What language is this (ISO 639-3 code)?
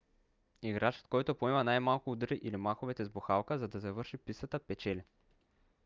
bul